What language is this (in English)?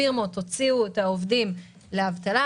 Hebrew